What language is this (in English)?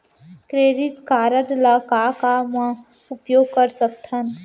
Chhattisgarhi